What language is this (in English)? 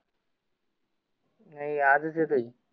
Marathi